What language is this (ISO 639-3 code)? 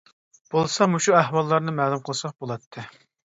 uig